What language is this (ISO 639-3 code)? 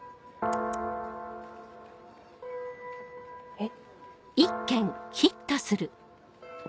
jpn